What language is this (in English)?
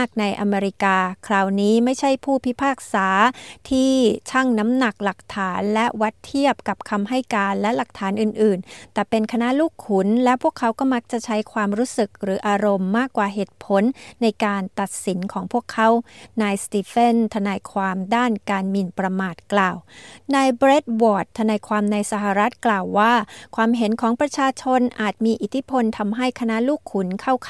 Thai